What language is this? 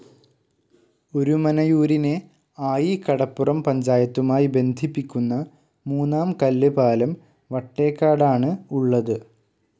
Malayalam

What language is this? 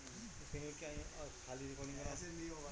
Bhojpuri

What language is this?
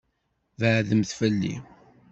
Kabyle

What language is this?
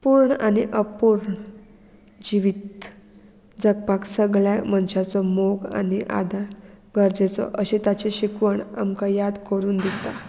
Konkani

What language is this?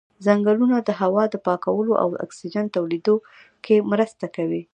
Pashto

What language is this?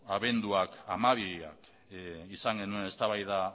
Basque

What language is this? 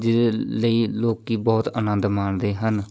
Punjabi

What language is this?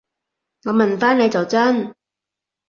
Cantonese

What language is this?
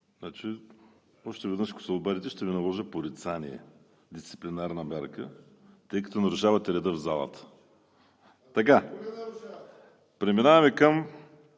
Bulgarian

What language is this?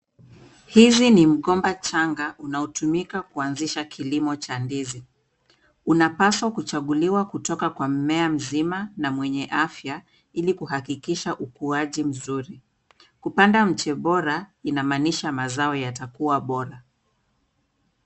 Swahili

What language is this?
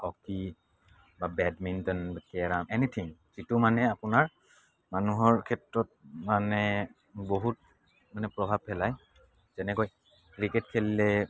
Assamese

